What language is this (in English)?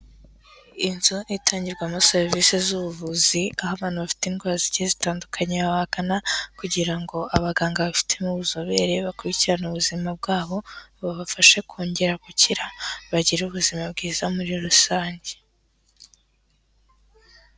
Kinyarwanda